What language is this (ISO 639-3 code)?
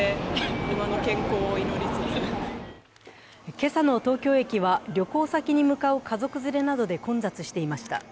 jpn